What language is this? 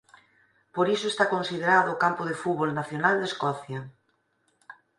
Galician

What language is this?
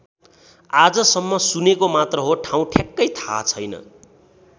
Nepali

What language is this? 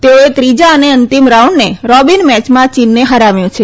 Gujarati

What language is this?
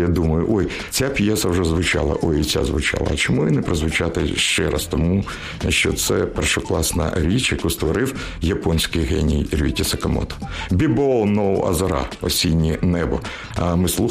Ukrainian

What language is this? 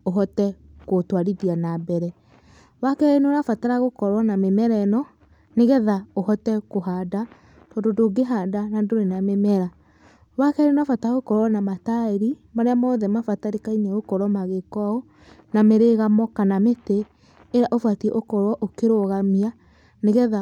Kikuyu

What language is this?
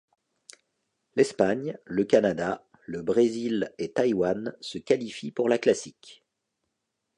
French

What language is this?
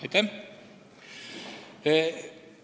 Estonian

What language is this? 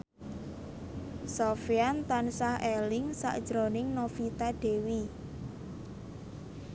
Javanese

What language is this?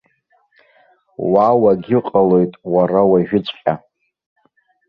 Abkhazian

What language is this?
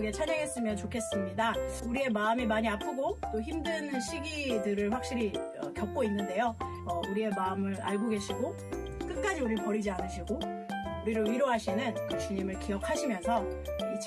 Korean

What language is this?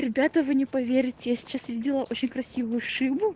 Russian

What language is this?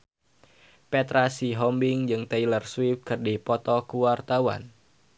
Sundanese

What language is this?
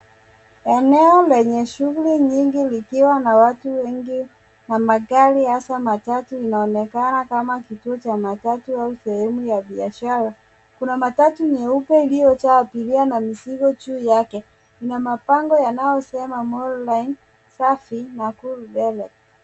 Swahili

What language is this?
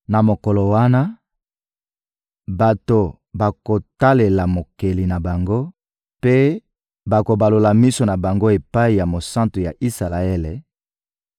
Lingala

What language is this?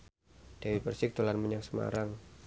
Javanese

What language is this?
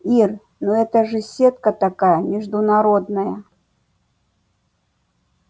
Russian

